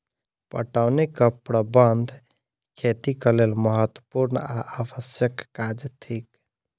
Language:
Maithili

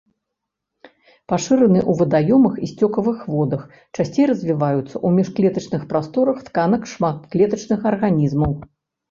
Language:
Belarusian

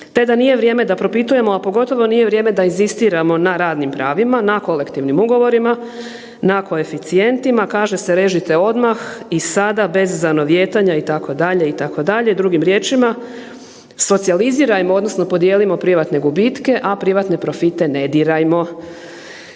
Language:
Croatian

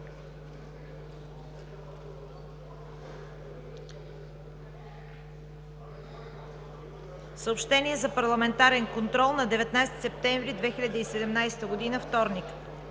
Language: Bulgarian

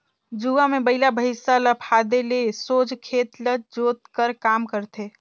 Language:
Chhattisgarhi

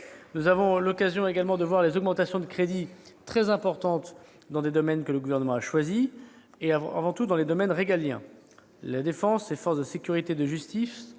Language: French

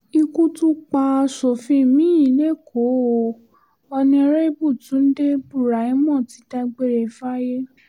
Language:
Yoruba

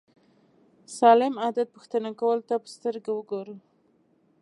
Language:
Pashto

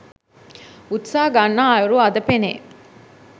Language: Sinhala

